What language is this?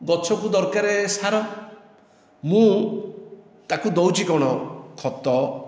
Odia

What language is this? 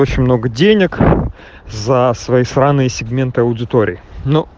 Russian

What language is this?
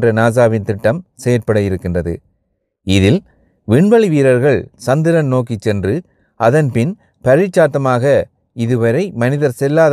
Tamil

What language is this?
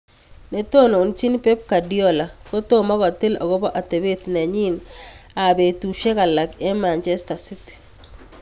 Kalenjin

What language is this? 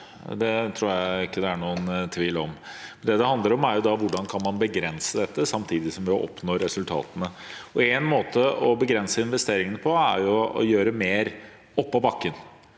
Norwegian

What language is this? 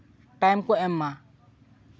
Santali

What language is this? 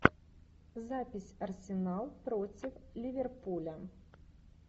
Russian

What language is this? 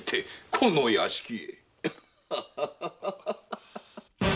Japanese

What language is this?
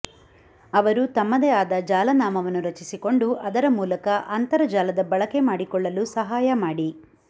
Kannada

